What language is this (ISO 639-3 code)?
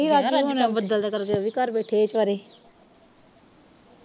pan